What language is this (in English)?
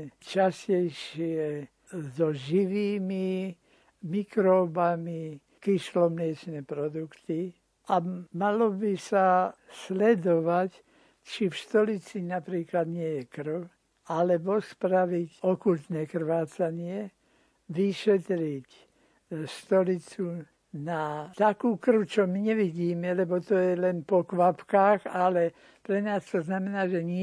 Slovak